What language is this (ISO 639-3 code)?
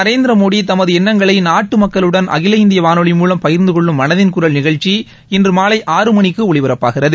tam